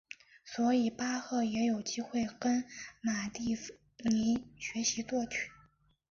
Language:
Chinese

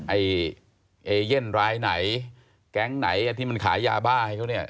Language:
Thai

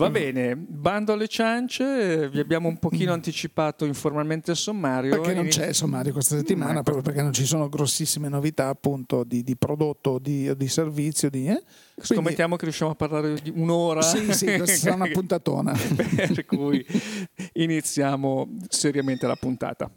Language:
Italian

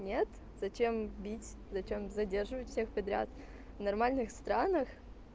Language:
Russian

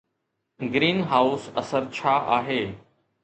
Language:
Sindhi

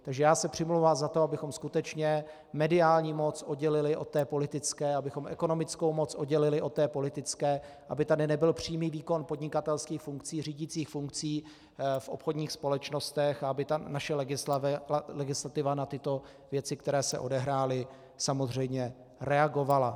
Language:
Czech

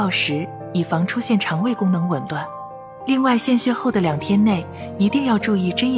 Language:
Chinese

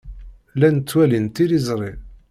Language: Kabyle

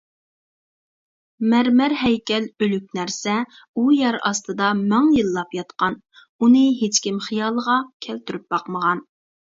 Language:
Uyghur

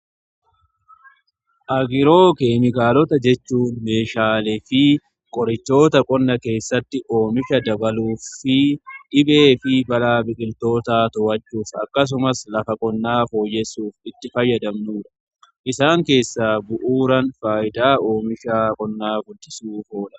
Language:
Oromo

